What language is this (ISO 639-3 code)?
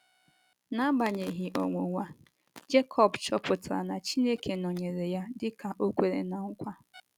ibo